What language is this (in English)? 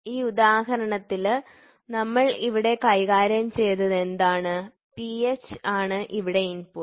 Malayalam